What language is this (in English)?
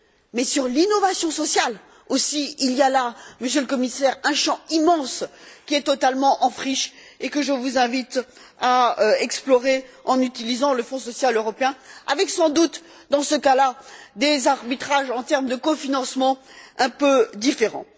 French